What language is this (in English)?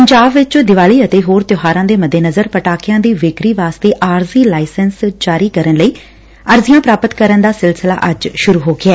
Punjabi